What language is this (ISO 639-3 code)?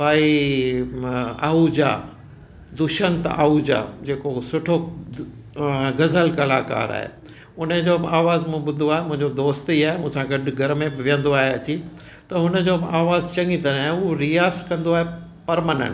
snd